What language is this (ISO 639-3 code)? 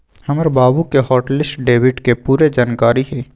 mag